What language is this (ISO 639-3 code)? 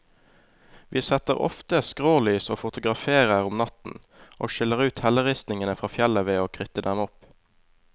nor